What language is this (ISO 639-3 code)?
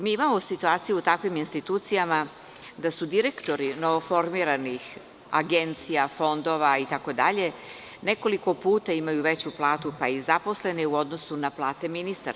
srp